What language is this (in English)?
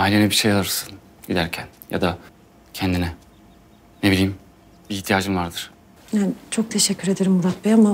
Turkish